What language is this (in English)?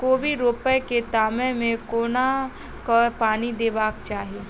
Maithili